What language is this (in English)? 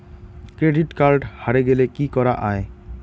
Bangla